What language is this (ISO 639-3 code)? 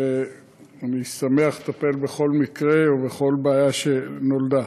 heb